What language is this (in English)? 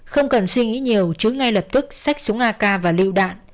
Vietnamese